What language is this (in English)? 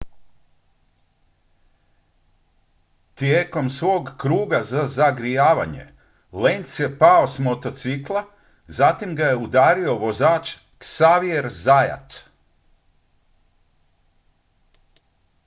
Croatian